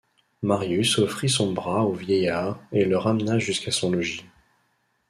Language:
French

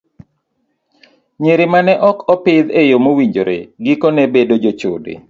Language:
Luo (Kenya and Tanzania)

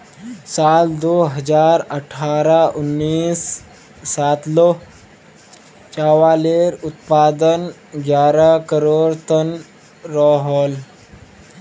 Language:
Magahi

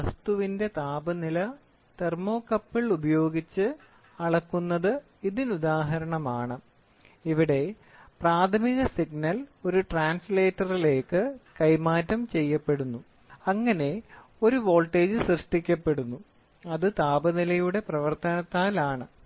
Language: Malayalam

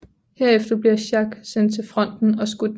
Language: Danish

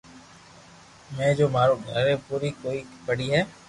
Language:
Loarki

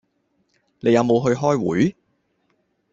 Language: Cantonese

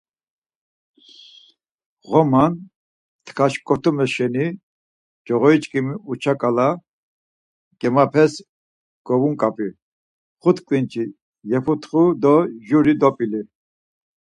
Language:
Laz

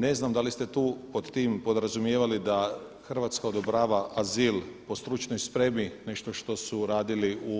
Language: Croatian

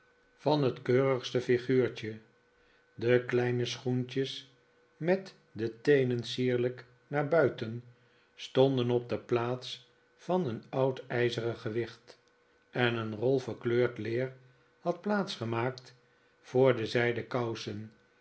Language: Dutch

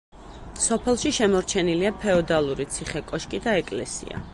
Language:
Georgian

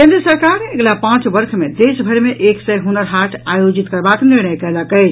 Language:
Maithili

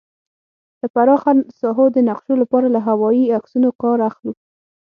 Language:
Pashto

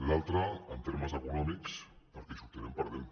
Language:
Catalan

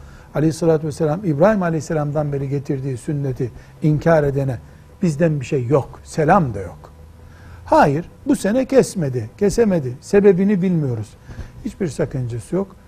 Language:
Turkish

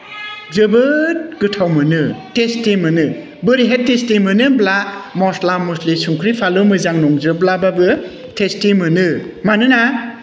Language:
Bodo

